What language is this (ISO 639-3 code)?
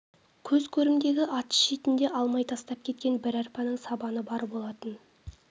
kaz